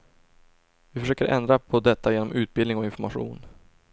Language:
Swedish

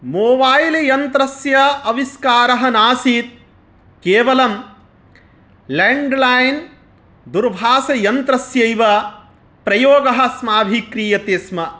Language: Sanskrit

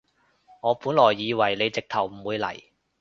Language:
Cantonese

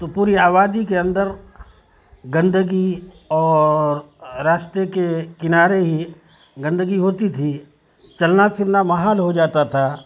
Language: Urdu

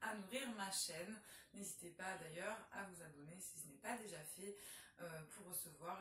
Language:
French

